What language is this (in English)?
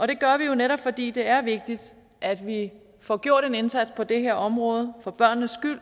Danish